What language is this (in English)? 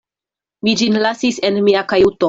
Esperanto